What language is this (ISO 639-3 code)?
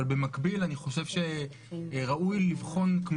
heb